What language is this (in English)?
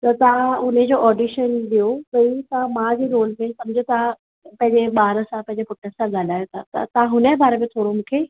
Sindhi